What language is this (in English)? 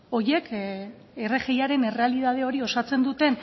Basque